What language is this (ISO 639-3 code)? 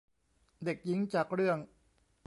tha